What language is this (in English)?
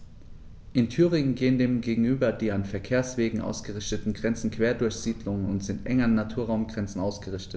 German